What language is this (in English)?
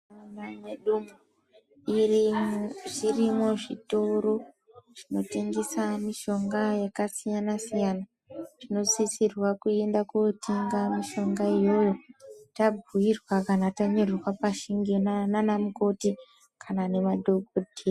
Ndau